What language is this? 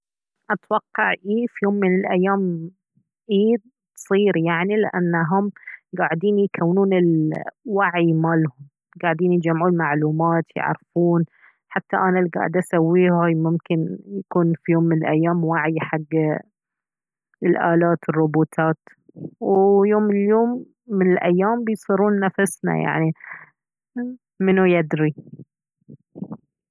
Baharna Arabic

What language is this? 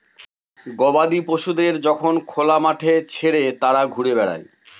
Bangla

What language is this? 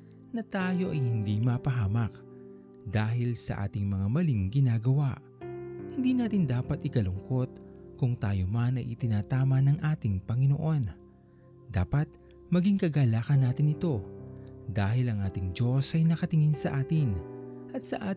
Filipino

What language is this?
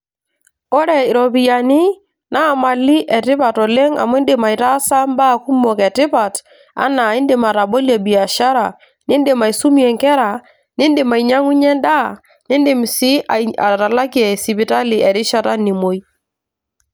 Masai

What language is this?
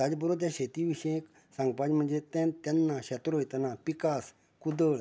Konkani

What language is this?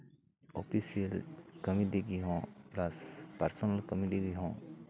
Santali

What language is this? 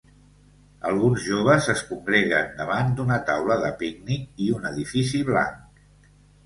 Catalan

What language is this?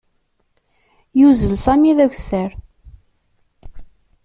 Kabyle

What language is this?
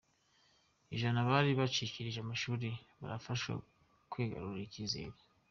Kinyarwanda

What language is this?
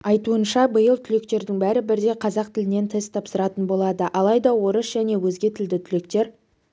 Kazakh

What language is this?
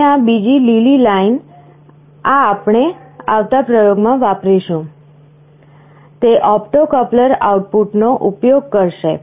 Gujarati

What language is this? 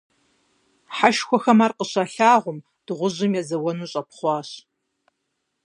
Kabardian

